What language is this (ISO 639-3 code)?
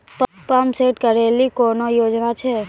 mai